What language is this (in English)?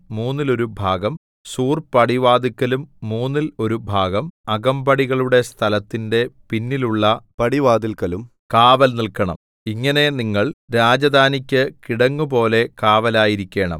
Malayalam